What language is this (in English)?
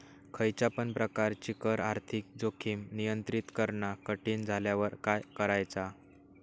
Marathi